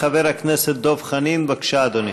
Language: Hebrew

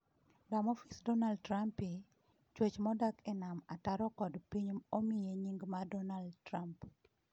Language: Luo (Kenya and Tanzania)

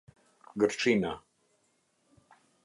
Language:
Albanian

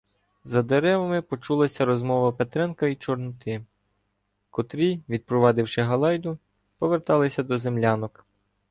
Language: Ukrainian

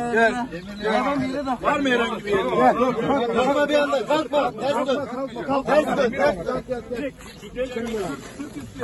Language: Turkish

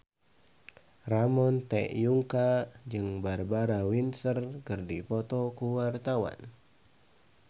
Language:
Sundanese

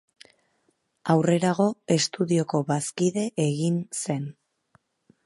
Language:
Basque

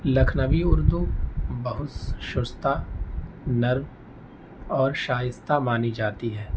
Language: Urdu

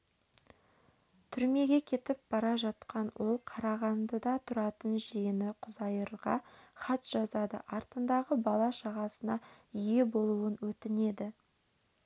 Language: Kazakh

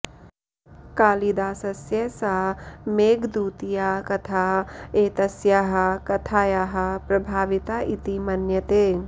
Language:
Sanskrit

